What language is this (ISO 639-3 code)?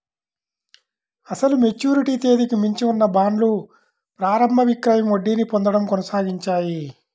tel